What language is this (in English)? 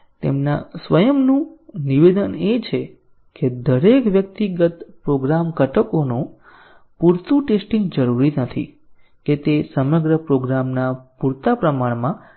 Gujarati